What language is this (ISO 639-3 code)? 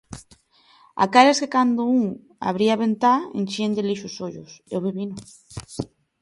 glg